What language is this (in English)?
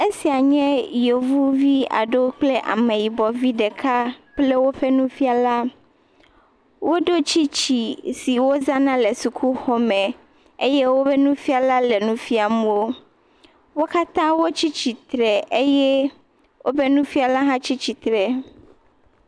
Ewe